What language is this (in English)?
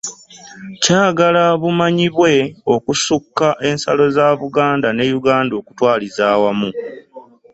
Ganda